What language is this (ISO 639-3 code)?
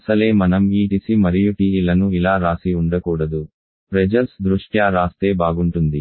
tel